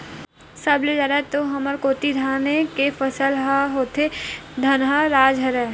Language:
Chhattisgarhi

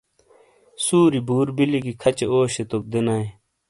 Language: Shina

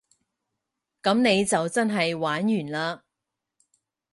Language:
Cantonese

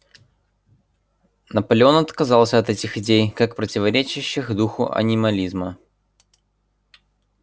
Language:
Russian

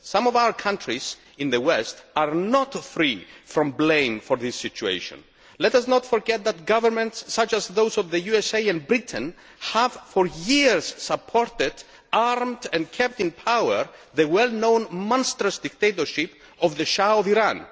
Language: English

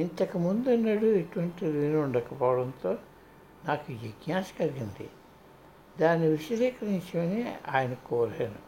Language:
Telugu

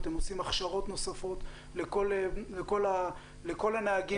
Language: Hebrew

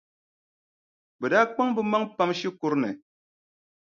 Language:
Dagbani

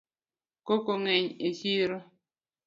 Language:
Luo (Kenya and Tanzania)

